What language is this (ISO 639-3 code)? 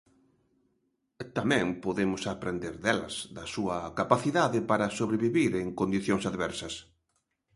glg